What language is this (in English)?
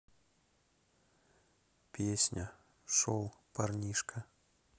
Russian